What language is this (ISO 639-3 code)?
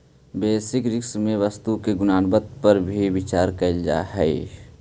mag